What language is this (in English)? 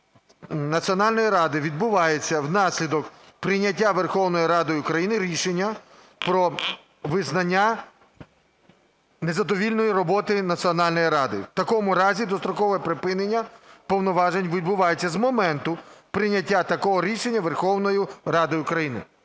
Ukrainian